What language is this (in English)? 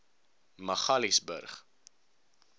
Afrikaans